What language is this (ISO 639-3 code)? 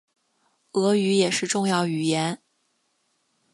zho